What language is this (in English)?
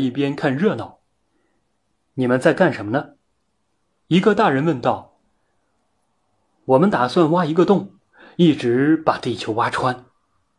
Chinese